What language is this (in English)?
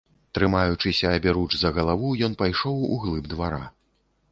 Belarusian